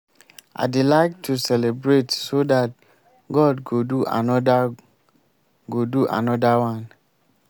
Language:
Nigerian Pidgin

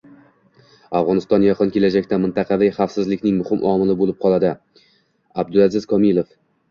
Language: Uzbek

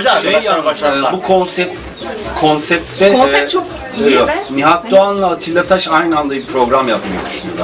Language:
Turkish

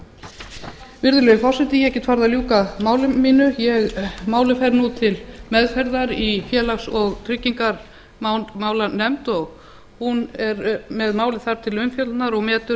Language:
Icelandic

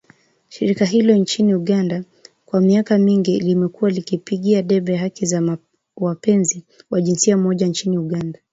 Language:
Swahili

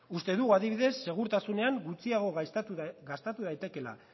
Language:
Basque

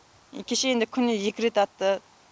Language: Kazakh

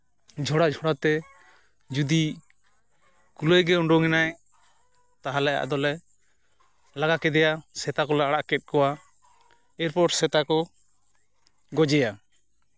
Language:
Santali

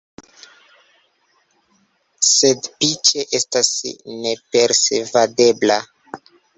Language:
Esperanto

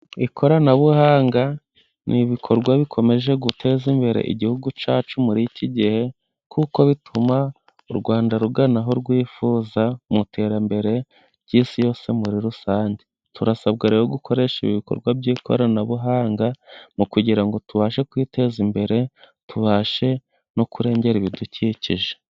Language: Kinyarwanda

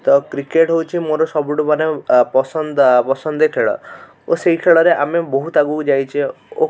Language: Odia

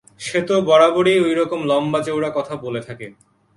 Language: Bangla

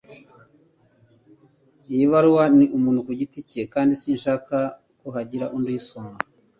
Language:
Kinyarwanda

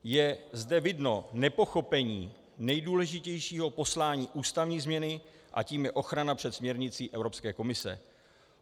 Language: Czech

